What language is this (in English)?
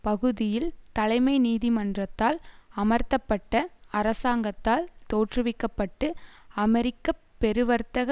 Tamil